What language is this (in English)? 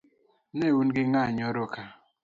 Luo (Kenya and Tanzania)